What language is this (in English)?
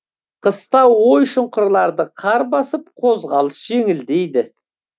Kazakh